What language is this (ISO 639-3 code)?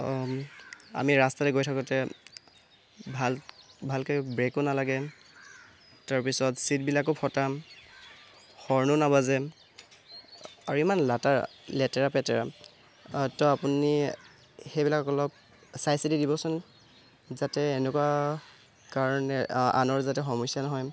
asm